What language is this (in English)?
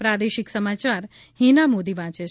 Gujarati